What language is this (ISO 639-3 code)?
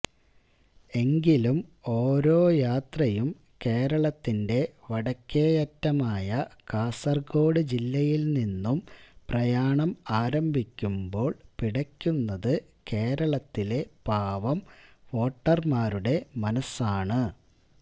mal